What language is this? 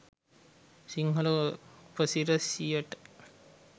Sinhala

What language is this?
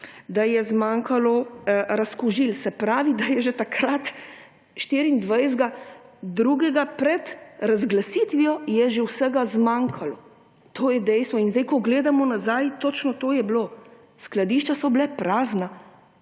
Slovenian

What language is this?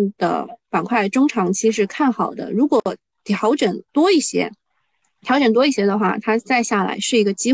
Chinese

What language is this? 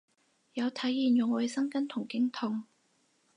Cantonese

